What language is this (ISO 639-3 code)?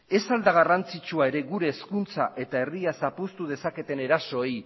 eus